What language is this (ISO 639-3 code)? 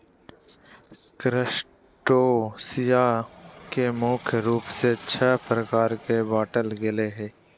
mag